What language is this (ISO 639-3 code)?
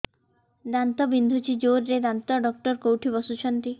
ori